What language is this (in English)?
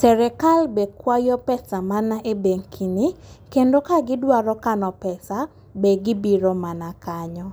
Luo (Kenya and Tanzania)